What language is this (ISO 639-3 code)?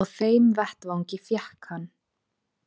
isl